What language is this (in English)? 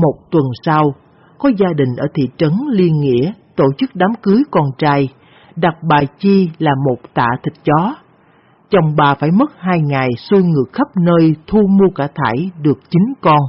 Vietnamese